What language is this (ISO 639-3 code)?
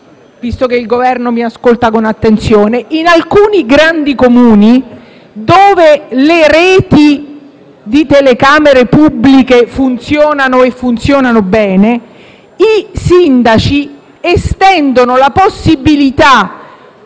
ita